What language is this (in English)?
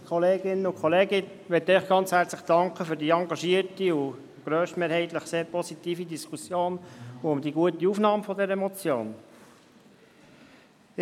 Swiss German